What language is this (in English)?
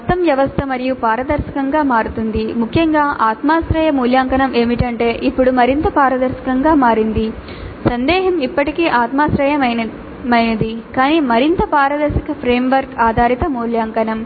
Telugu